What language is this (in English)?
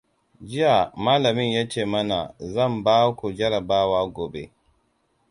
Hausa